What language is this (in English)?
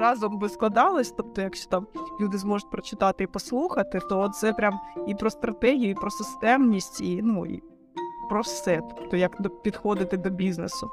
Ukrainian